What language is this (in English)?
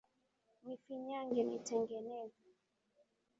Swahili